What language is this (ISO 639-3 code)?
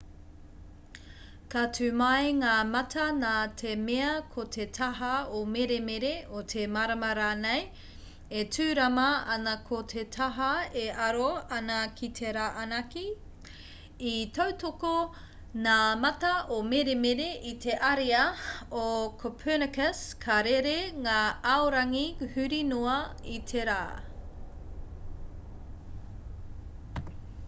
mri